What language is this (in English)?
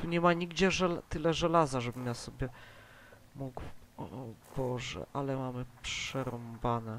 Polish